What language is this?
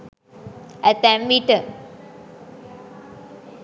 Sinhala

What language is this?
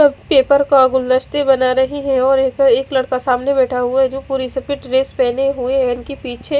Hindi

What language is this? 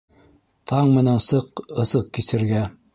Bashkir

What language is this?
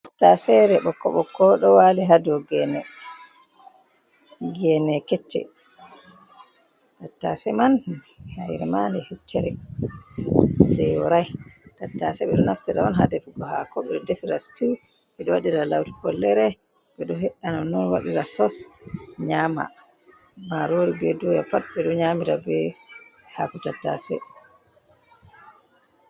Fula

